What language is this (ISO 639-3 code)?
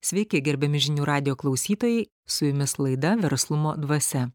lit